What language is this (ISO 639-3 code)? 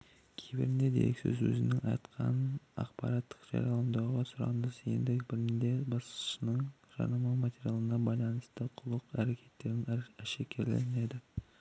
kaz